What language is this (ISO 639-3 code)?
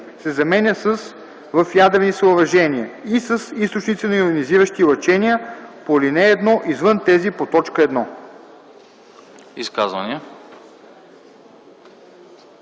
bul